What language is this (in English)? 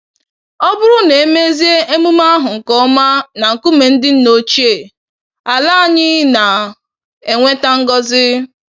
Igbo